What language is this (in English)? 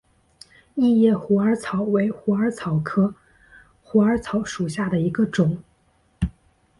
Chinese